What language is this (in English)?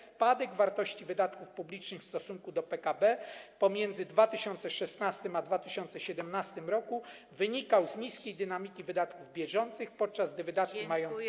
Polish